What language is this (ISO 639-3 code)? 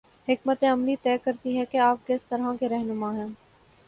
urd